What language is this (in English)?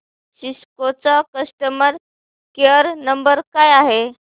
Marathi